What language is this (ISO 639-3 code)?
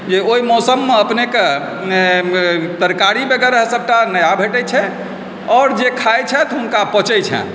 mai